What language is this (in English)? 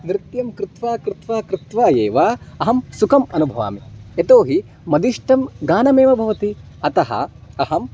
Sanskrit